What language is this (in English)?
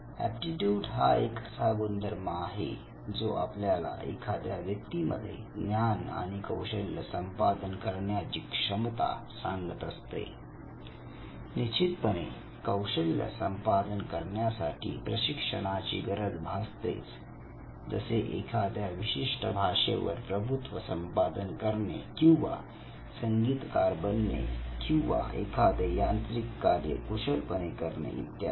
Marathi